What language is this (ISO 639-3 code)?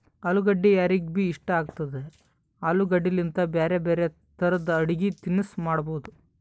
kan